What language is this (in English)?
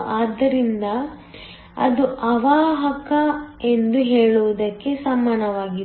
Kannada